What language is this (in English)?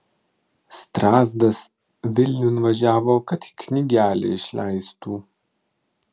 Lithuanian